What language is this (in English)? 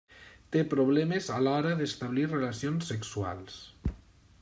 Catalan